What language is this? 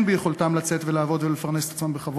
Hebrew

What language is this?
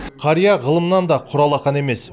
Kazakh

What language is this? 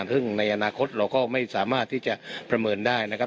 Thai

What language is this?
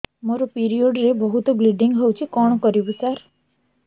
Odia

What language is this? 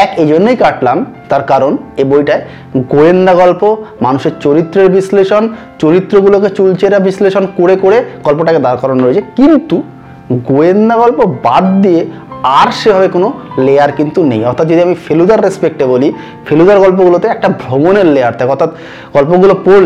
Bangla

